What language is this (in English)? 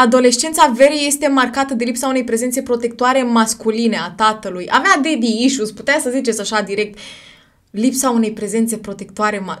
Romanian